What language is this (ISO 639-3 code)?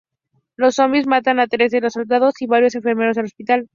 spa